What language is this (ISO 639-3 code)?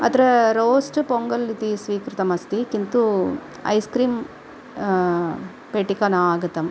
san